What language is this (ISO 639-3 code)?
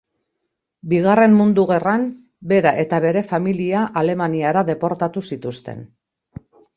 eus